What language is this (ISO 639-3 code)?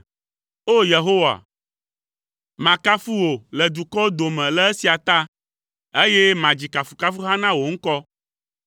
ewe